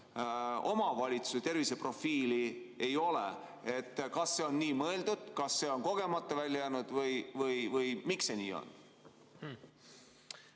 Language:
Estonian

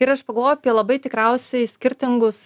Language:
Lithuanian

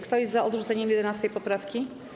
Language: Polish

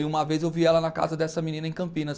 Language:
Portuguese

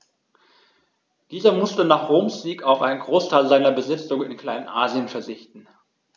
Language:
German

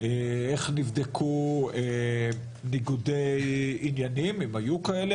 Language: Hebrew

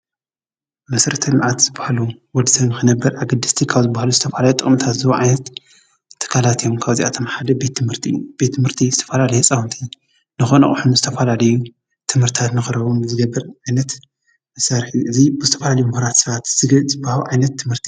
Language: Tigrinya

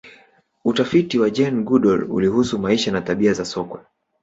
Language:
Swahili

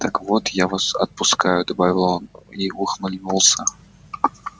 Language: Russian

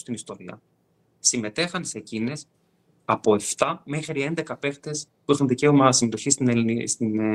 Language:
Greek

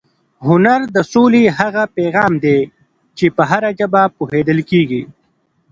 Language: Pashto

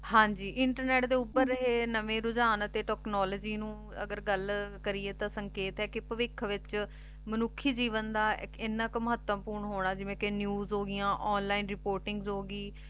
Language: Punjabi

